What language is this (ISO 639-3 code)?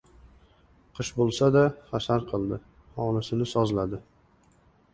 uzb